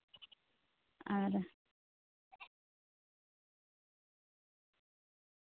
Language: Santali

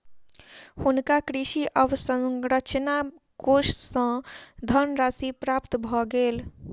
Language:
Maithili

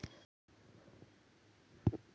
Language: Marathi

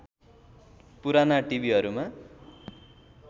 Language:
Nepali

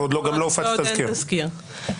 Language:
Hebrew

